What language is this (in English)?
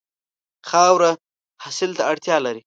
Pashto